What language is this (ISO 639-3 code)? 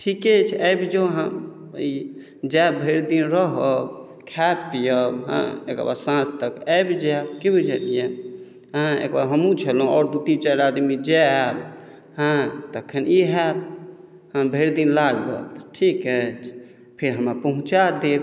mai